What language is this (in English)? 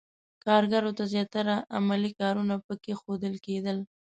Pashto